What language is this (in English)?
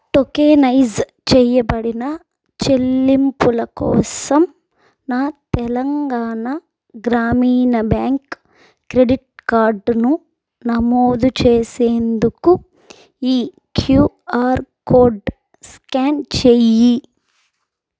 Telugu